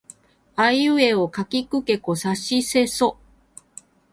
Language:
Japanese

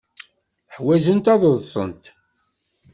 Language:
Kabyle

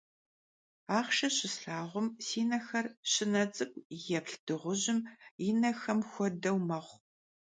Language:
Kabardian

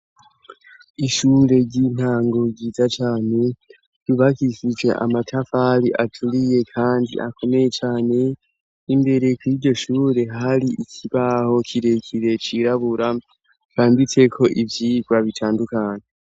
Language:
Rundi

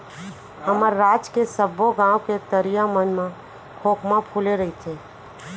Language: Chhattisgarhi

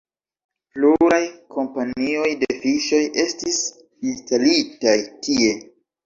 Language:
Esperanto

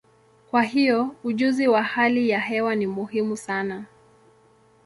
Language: Swahili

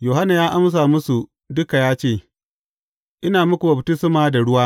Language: Hausa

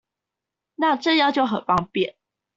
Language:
Chinese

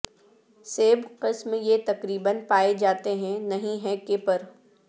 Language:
Urdu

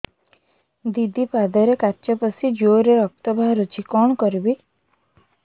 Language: Odia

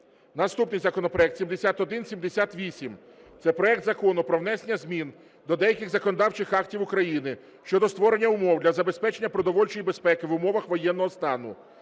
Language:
Ukrainian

